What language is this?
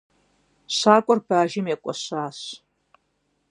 Kabardian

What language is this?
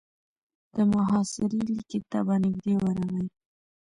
Pashto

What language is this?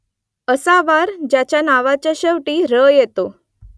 Marathi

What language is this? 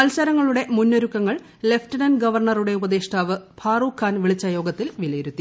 Malayalam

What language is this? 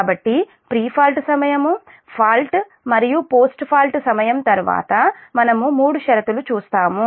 Telugu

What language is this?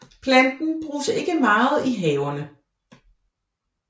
Danish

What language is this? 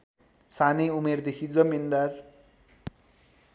Nepali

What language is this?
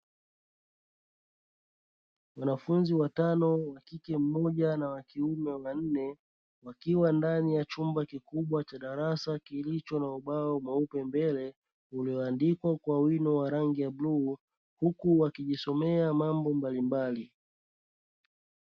Swahili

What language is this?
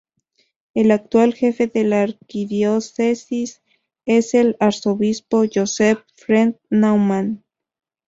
Spanish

